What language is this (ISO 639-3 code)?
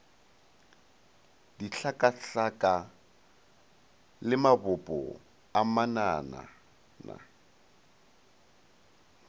nso